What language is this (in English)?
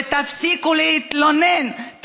Hebrew